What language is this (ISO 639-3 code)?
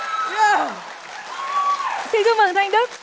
vie